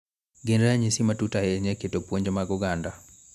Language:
Luo (Kenya and Tanzania)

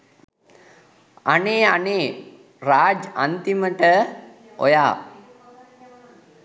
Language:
Sinhala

